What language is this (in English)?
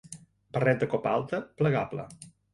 Catalan